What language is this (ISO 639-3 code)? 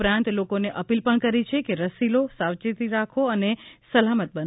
guj